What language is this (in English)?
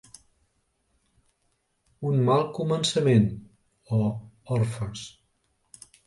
Catalan